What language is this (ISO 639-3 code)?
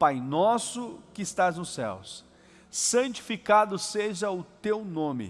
por